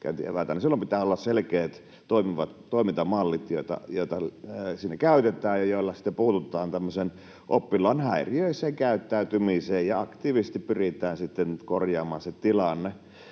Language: Finnish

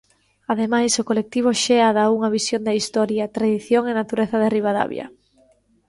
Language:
Galician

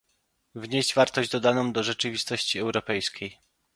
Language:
Polish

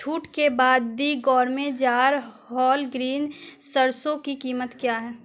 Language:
Urdu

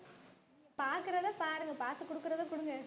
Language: Tamil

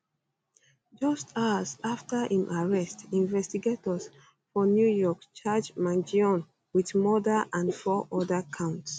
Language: Nigerian Pidgin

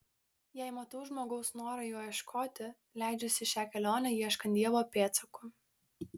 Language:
Lithuanian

